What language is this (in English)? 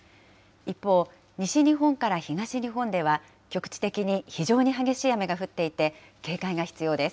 Japanese